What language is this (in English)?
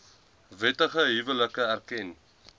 Afrikaans